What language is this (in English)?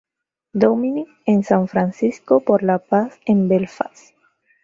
Spanish